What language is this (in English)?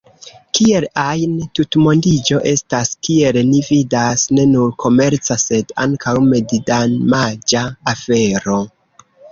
Esperanto